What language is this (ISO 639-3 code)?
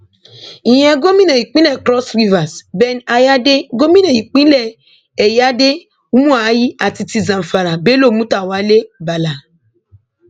yor